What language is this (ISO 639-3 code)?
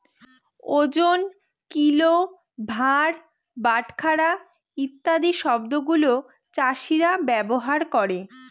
ben